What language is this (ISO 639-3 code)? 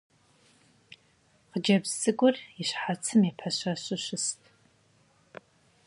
kbd